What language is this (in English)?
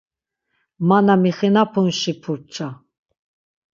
Laz